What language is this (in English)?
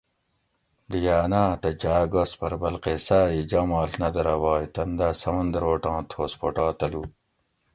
Gawri